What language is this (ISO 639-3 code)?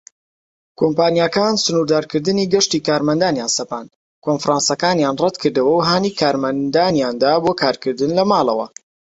ckb